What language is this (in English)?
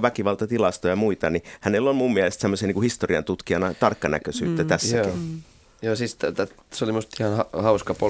Finnish